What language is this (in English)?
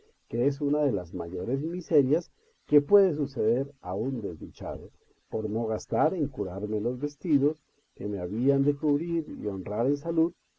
Spanish